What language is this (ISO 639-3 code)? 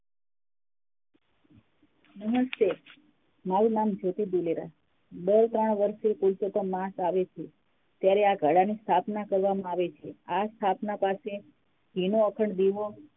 guj